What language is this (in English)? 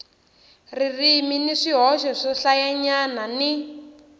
Tsonga